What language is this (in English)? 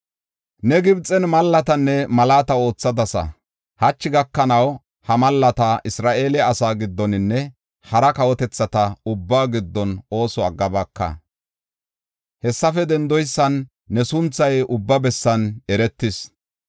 Gofa